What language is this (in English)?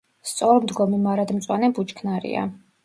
Georgian